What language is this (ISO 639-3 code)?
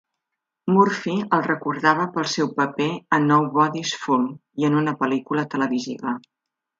cat